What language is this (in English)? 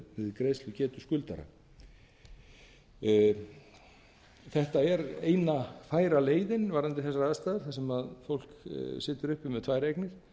Icelandic